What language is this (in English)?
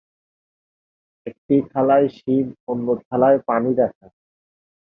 Bangla